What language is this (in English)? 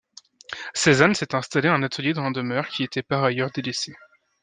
French